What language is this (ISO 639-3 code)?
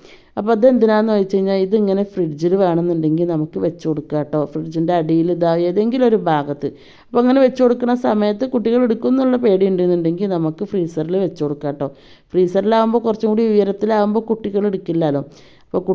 mal